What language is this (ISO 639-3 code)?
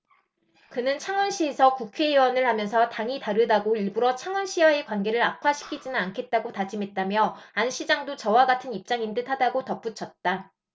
kor